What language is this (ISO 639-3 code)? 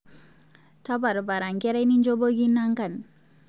mas